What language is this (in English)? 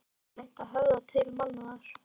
Icelandic